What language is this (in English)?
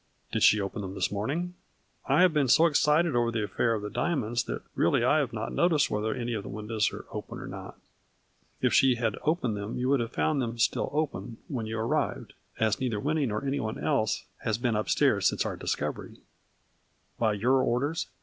English